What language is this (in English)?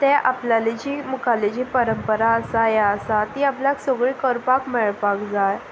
Konkani